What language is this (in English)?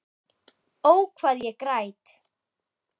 Icelandic